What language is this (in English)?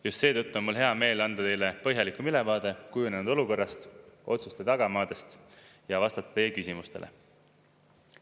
Estonian